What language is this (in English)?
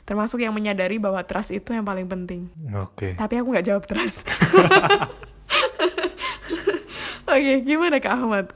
Indonesian